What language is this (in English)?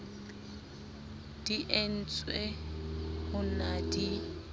Southern Sotho